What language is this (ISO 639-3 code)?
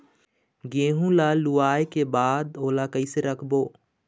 hne